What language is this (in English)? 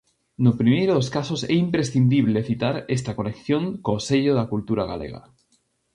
Galician